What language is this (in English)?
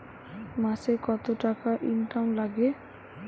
Bangla